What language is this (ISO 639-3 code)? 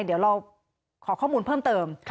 tha